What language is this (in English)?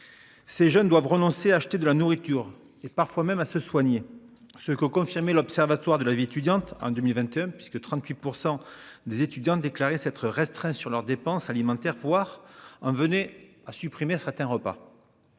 French